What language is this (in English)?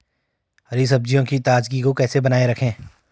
Hindi